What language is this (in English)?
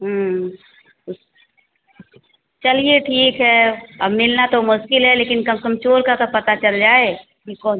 Hindi